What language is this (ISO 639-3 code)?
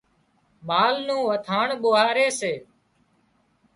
kxp